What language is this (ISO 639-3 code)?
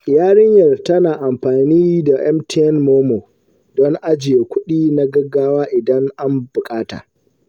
hau